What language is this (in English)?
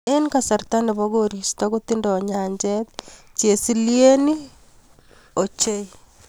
Kalenjin